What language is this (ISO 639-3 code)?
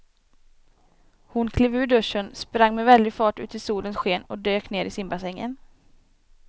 swe